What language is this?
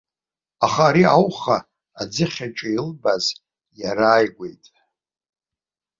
Abkhazian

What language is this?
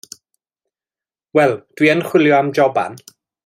Welsh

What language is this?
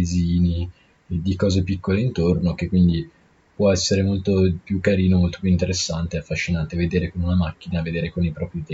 Italian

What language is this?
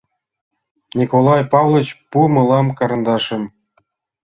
Mari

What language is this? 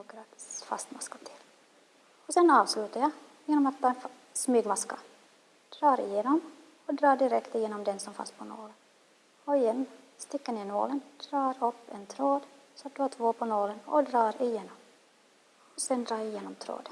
Swedish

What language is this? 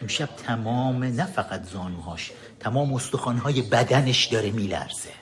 Persian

